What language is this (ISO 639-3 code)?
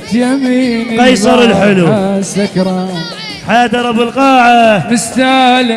ara